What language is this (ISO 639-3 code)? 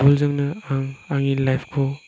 brx